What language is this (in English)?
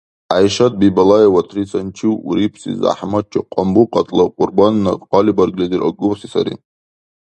Dargwa